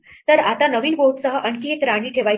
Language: Marathi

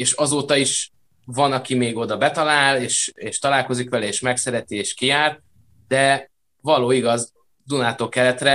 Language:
Hungarian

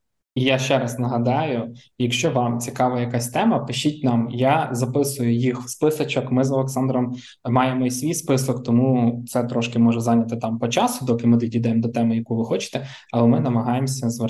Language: Ukrainian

